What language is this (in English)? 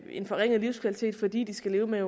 Danish